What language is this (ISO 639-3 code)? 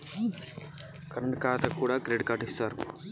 tel